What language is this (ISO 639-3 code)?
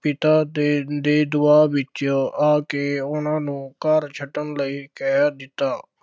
pan